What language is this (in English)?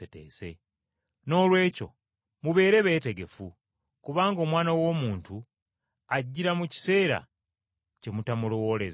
Ganda